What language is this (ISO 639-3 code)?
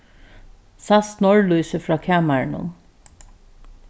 fao